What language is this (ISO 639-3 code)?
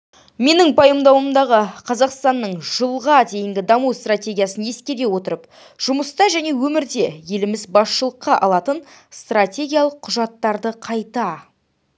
kaz